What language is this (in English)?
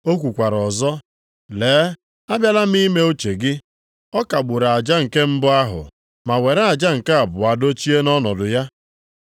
Igbo